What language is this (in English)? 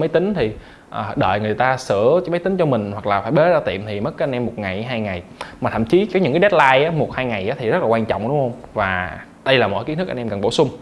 Vietnamese